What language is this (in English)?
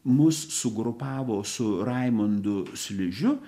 Lithuanian